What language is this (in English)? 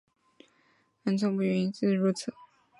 Chinese